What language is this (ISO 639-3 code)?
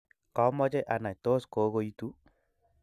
kln